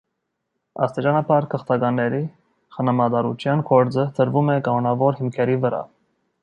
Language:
Armenian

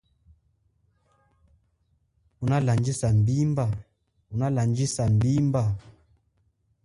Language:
Chokwe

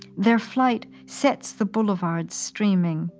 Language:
English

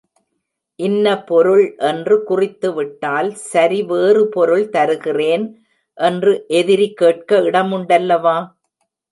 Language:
Tamil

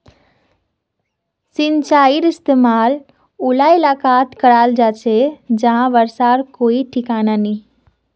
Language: Magahi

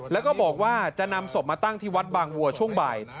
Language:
Thai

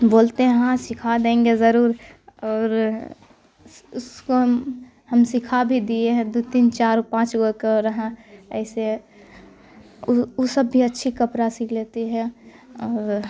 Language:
Urdu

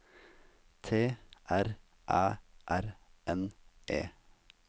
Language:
Norwegian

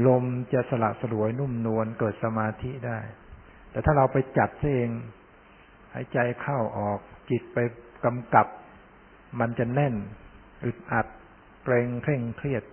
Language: Thai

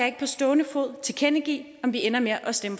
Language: Danish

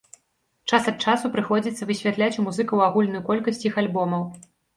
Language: Belarusian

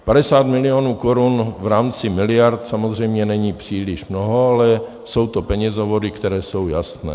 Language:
Czech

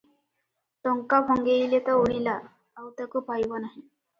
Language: Odia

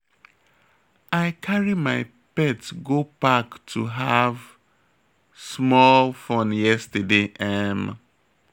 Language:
Nigerian Pidgin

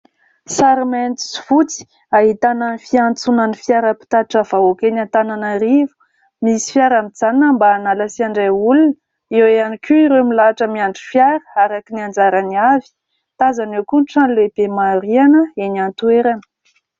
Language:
Malagasy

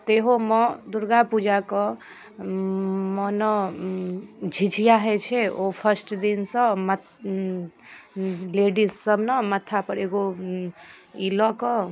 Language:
Maithili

